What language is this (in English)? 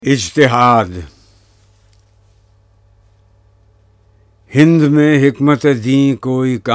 Urdu